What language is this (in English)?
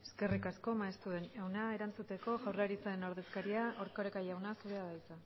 Basque